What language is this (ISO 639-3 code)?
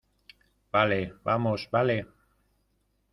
spa